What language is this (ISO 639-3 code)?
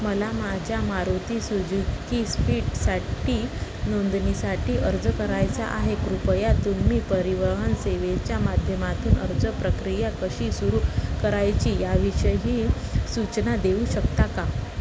mar